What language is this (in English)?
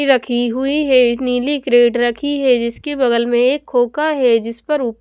Hindi